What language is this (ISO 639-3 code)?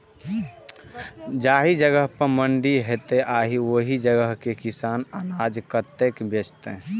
mai